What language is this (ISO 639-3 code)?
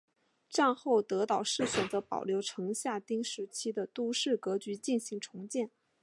zho